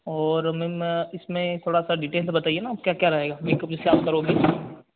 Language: Hindi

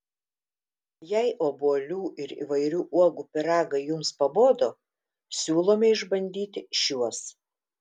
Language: Lithuanian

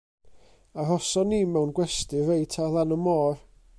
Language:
Welsh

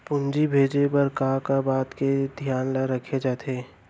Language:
Chhattisgarhi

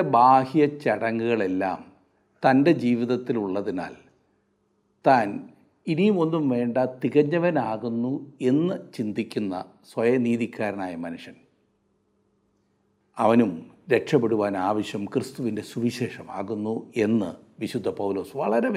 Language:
Malayalam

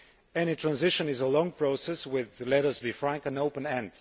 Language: English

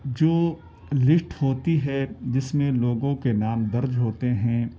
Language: Urdu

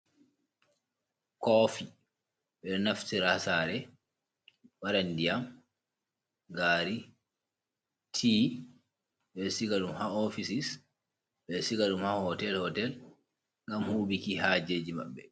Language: Fula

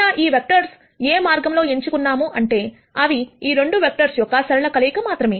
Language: Telugu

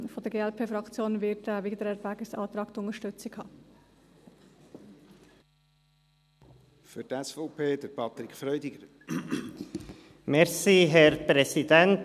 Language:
Swiss German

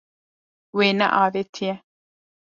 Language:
Kurdish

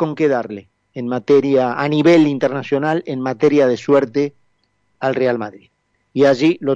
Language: Spanish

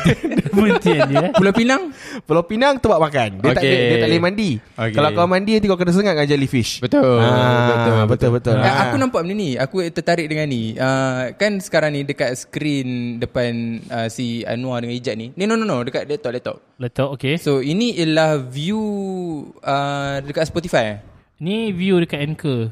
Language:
Malay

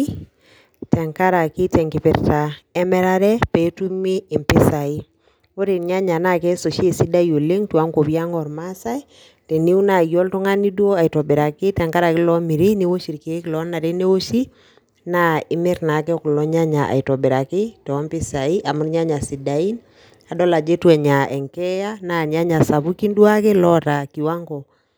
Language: Masai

